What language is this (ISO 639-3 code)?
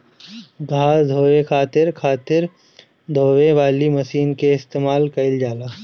bho